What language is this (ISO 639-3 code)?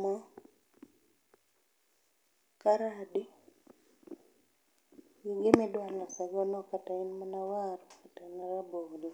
luo